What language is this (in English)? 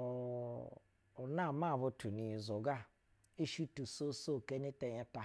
Basa (Nigeria)